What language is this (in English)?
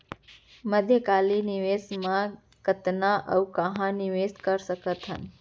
Chhattisgarhi